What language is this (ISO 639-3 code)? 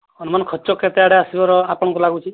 ori